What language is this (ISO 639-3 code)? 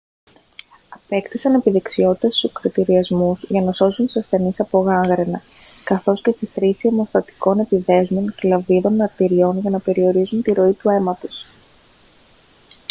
ell